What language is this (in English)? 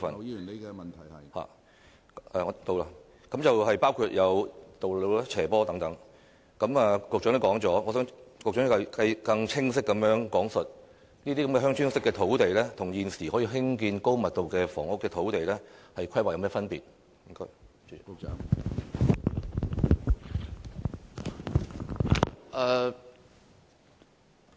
Cantonese